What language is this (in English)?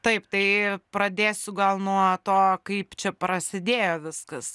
Lithuanian